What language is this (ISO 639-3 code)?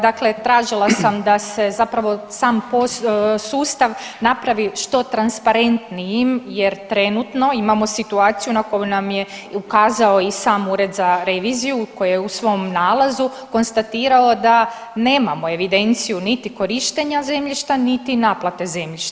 hrv